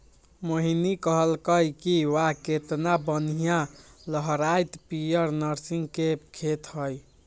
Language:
Magahi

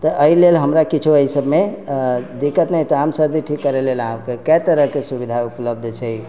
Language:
Maithili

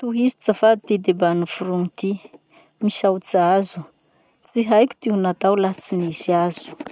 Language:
Masikoro Malagasy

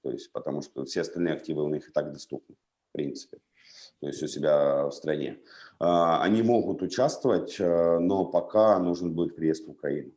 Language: Russian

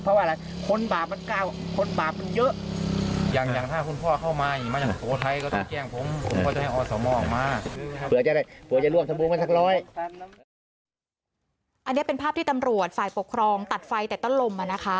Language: Thai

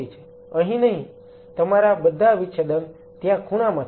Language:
Gujarati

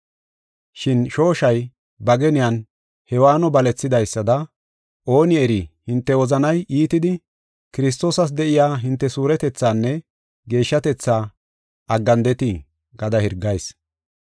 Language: Gofa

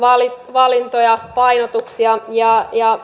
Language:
Finnish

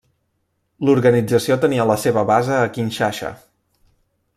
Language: Catalan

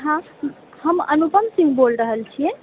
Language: Maithili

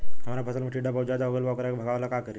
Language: Bhojpuri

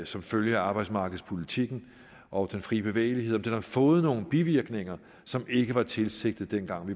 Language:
Danish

